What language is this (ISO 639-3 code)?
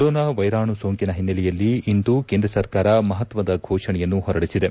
kan